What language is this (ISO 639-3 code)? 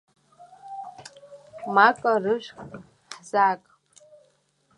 abk